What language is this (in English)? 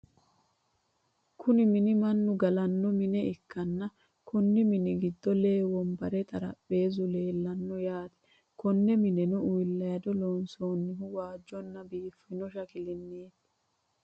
Sidamo